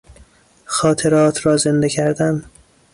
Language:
Persian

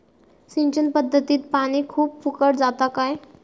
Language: Marathi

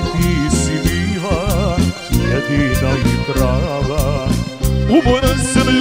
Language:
Romanian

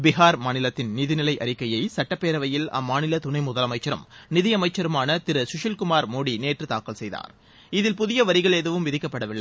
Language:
Tamil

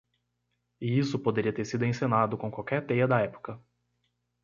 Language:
Portuguese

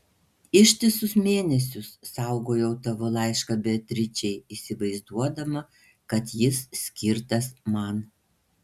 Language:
Lithuanian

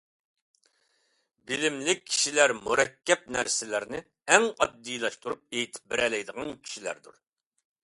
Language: Uyghur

